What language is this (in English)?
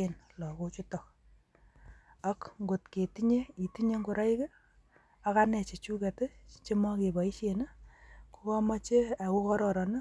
Kalenjin